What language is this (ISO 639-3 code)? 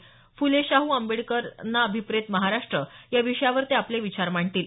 mar